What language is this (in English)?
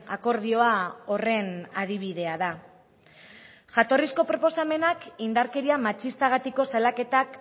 Basque